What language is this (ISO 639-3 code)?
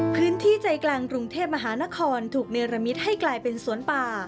tha